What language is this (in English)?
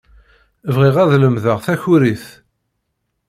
Kabyle